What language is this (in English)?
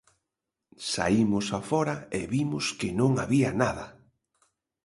Galician